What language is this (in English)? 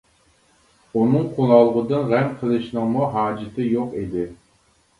Uyghur